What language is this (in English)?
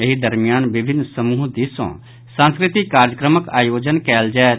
Maithili